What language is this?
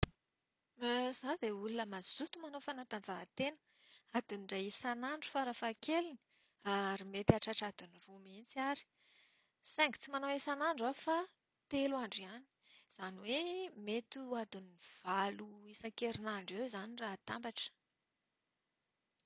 Malagasy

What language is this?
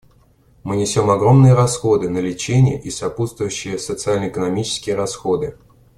Russian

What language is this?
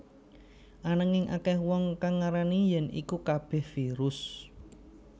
Javanese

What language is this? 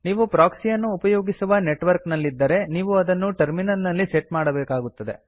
Kannada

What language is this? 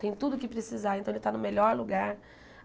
Portuguese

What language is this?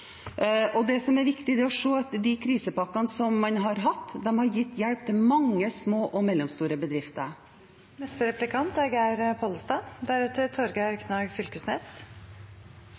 Norwegian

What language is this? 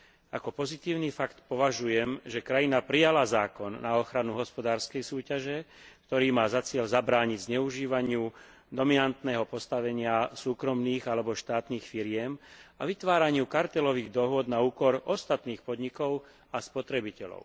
Slovak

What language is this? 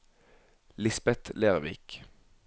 Norwegian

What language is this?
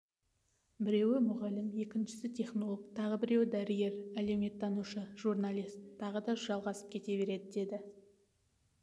Kazakh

